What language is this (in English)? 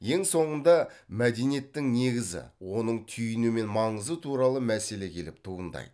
Kazakh